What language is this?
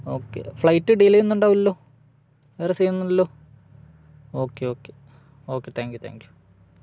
Malayalam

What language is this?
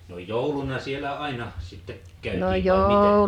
Finnish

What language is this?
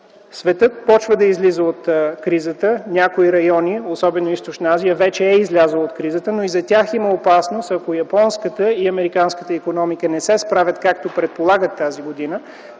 Bulgarian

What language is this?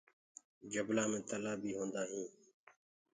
Gurgula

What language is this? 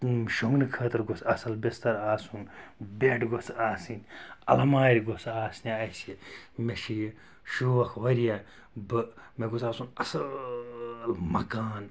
Kashmiri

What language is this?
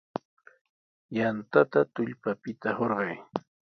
Sihuas Ancash Quechua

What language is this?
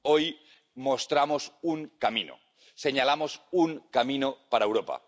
Spanish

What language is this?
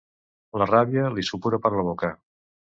Catalan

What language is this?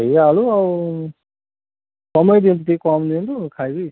Odia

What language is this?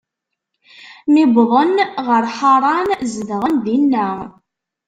Kabyle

